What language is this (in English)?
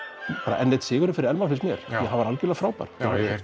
Icelandic